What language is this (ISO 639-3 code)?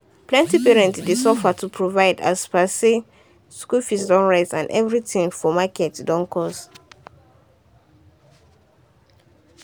pcm